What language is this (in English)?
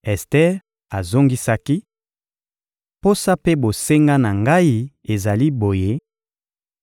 Lingala